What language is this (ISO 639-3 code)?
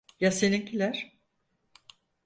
tur